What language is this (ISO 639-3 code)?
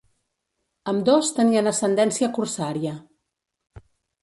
cat